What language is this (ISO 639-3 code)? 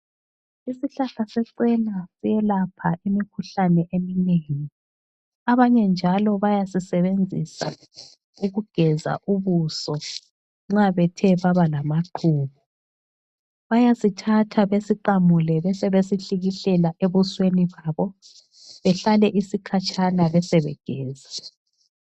nde